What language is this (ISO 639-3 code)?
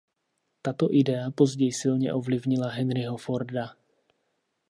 ces